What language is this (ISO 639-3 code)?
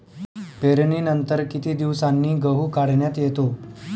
mar